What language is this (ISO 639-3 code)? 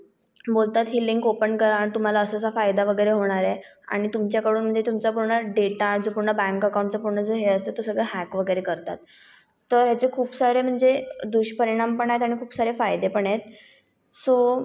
mar